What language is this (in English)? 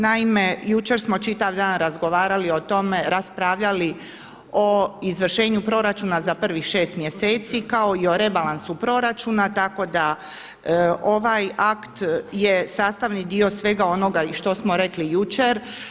Croatian